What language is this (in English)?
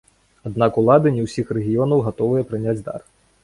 Belarusian